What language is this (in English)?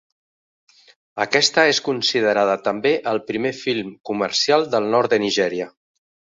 Catalan